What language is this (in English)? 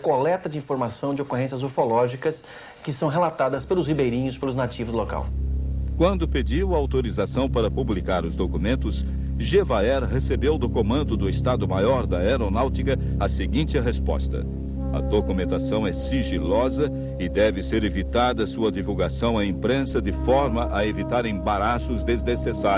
Portuguese